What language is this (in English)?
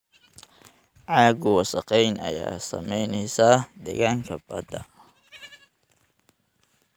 Somali